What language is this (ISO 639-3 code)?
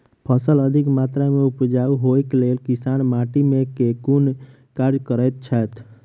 mai